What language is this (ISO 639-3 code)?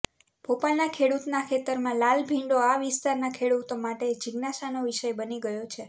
guj